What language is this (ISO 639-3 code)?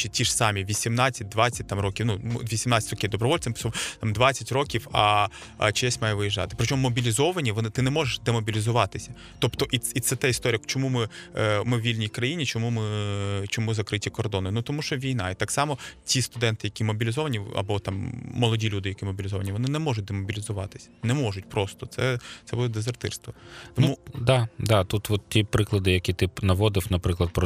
ukr